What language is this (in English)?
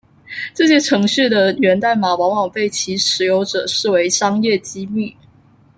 Chinese